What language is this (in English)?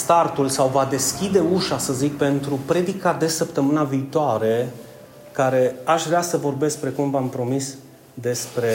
Romanian